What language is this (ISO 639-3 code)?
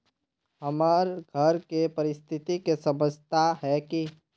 mag